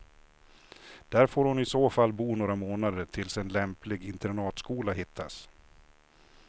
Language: Swedish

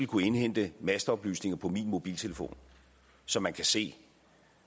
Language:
Danish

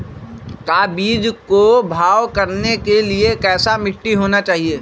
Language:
Magahi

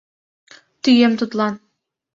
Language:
Mari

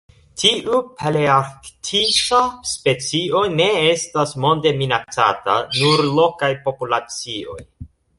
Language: Esperanto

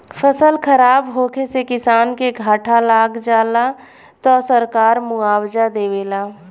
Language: Bhojpuri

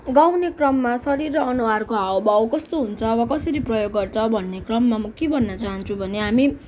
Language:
Nepali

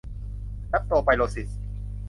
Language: Thai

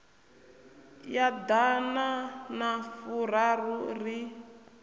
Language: Venda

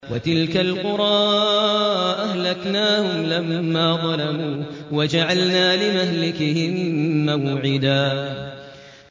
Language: Arabic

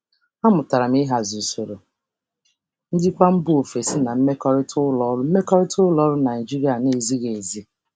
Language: Igbo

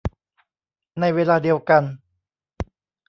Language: Thai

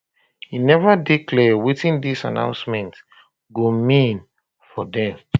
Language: Nigerian Pidgin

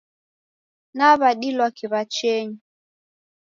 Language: Taita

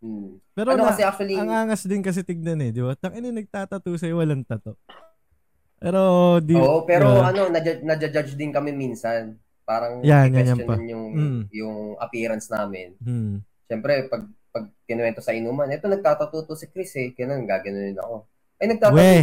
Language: Filipino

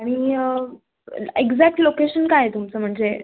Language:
Marathi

